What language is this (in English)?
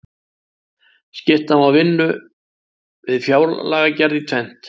Icelandic